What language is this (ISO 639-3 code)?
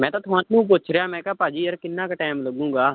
pan